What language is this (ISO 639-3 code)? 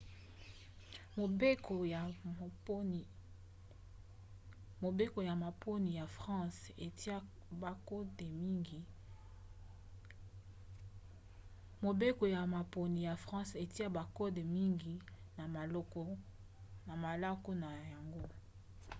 lin